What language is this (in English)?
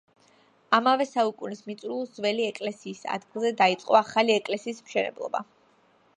Georgian